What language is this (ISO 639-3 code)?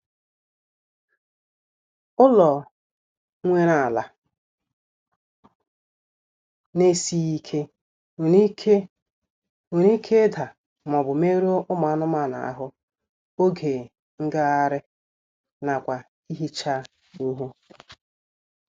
ibo